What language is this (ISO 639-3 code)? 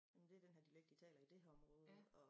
dan